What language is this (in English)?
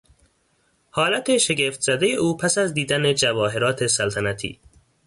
Persian